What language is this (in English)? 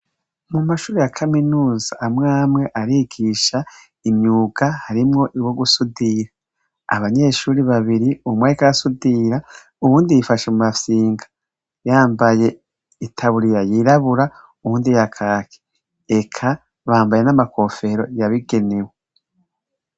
Rundi